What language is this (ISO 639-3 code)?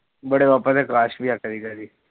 pan